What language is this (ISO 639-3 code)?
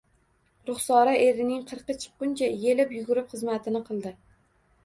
uzb